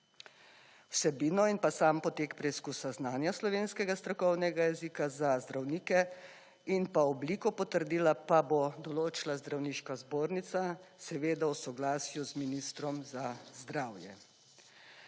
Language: Slovenian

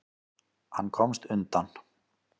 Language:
Icelandic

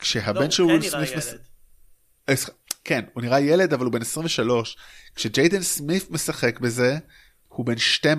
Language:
Hebrew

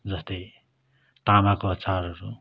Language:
Nepali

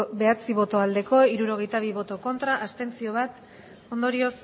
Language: Basque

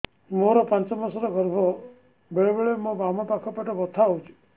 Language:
Odia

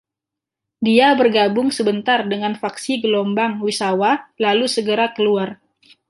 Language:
Indonesian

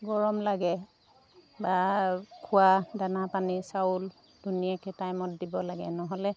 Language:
Assamese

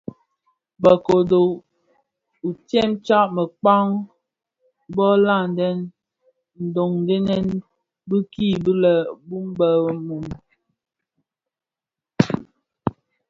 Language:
Bafia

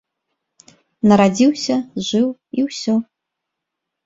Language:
Belarusian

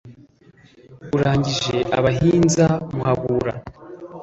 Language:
Kinyarwanda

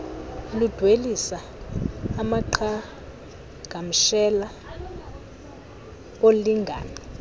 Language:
Xhosa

